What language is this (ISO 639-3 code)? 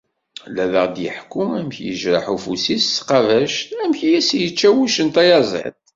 kab